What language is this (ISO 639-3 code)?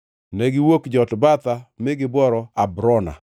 luo